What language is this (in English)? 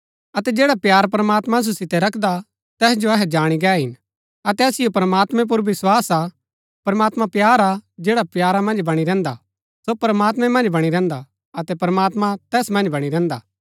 Gaddi